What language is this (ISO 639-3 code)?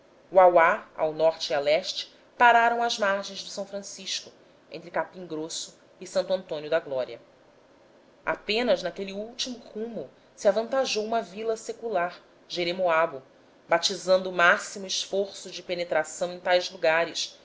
por